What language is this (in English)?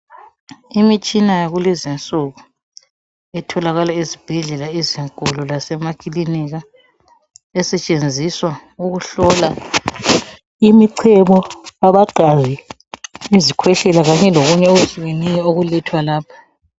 North Ndebele